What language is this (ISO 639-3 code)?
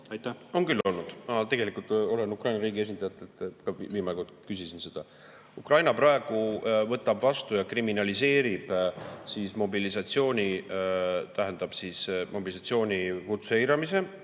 est